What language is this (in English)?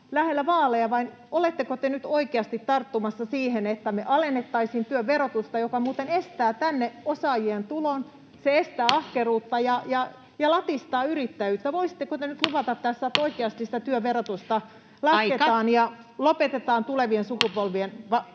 Finnish